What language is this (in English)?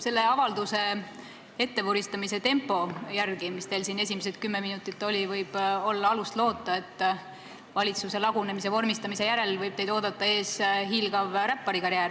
Estonian